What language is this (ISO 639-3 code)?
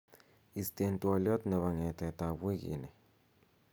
kln